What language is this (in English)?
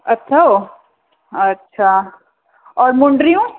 Sindhi